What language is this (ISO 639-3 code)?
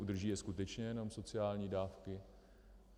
ces